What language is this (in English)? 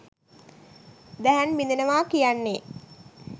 Sinhala